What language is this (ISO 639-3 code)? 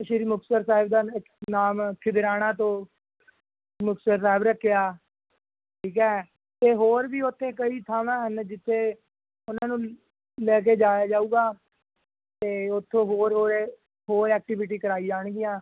pan